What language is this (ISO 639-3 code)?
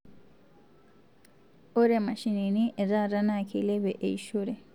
mas